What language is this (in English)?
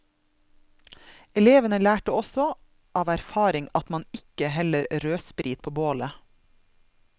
Norwegian